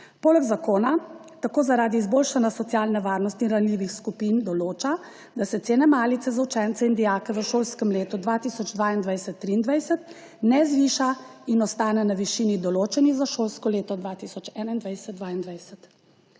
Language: Slovenian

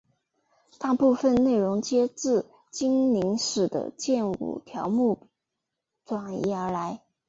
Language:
Chinese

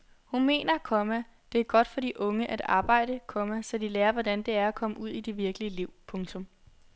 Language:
Danish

